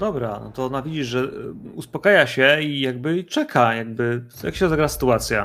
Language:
Polish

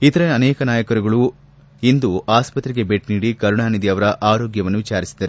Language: Kannada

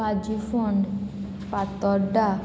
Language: Konkani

